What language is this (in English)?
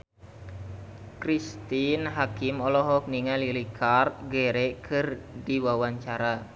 Sundanese